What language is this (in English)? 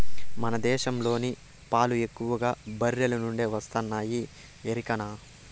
Telugu